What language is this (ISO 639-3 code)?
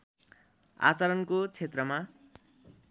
nep